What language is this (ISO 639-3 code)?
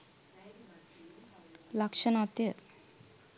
sin